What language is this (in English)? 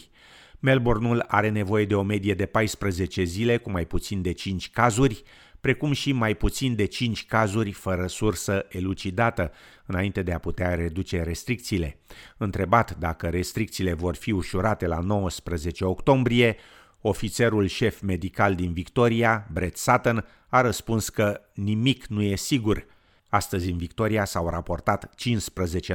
Romanian